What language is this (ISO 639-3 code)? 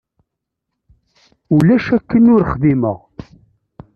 kab